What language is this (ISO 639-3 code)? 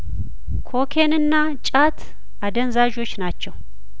amh